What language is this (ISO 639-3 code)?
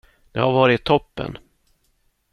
swe